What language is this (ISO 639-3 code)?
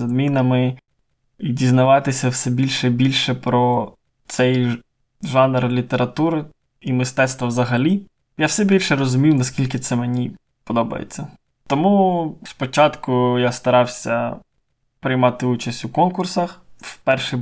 ukr